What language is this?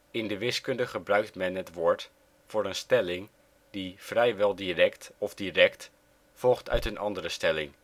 Dutch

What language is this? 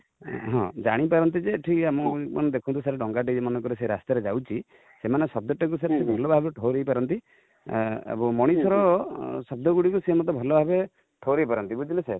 Odia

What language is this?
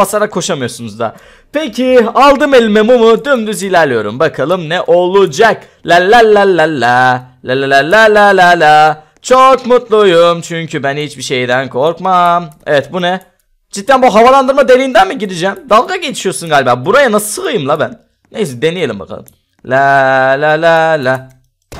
Turkish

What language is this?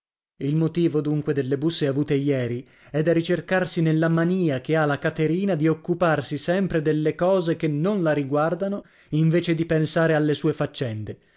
Italian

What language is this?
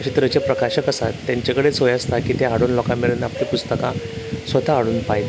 Konkani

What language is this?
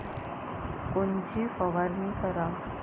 Marathi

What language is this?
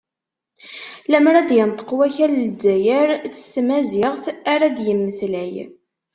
Kabyle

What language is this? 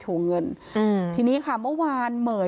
Thai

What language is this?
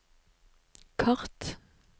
Norwegian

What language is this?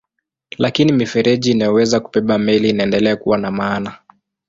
Swahili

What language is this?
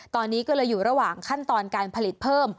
Thai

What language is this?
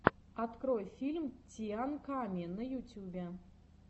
Russian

